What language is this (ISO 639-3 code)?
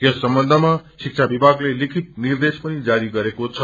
nep